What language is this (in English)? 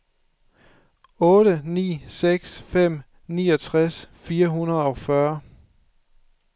Danish